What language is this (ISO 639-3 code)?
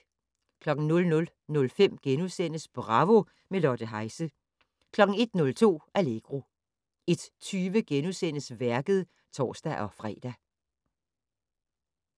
dan